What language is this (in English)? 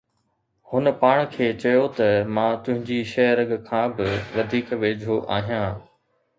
Sindhi